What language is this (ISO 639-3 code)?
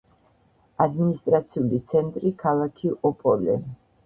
kat